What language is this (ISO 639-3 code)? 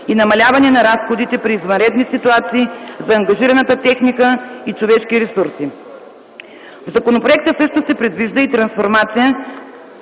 bul